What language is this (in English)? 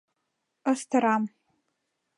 Mari